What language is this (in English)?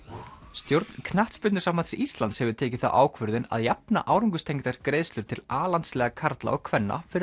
Icelandic